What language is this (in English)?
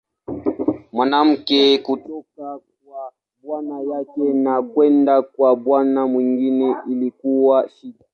Swahili